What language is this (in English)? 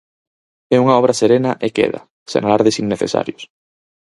Galician